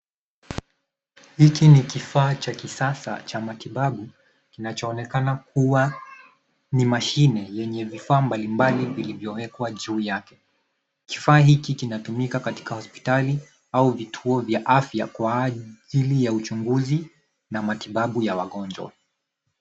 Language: Swahili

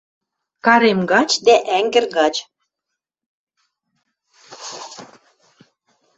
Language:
Western Mari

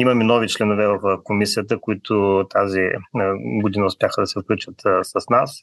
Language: Bulgarian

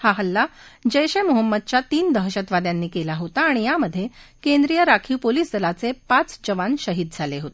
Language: Marathi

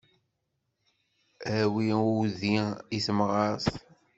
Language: Kabyle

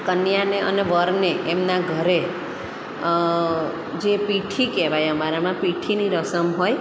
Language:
Gujarati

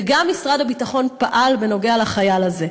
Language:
Hebrew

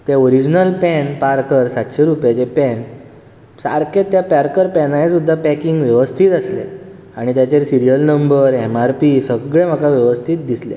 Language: Konkani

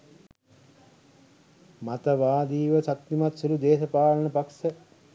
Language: Sinhala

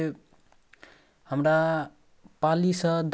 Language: Maithili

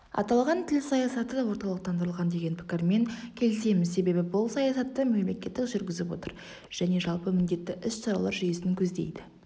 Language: Kazakh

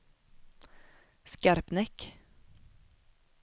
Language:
Swedish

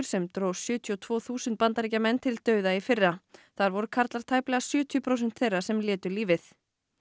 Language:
Icelandic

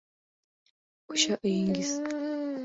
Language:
Uzbek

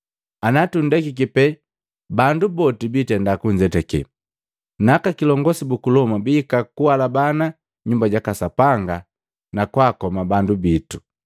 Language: Matengo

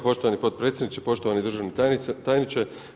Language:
Croatian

